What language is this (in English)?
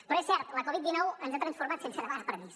Catalan